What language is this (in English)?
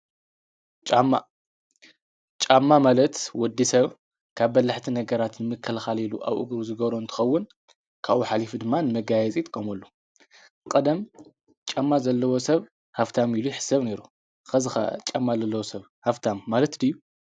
Tigrinya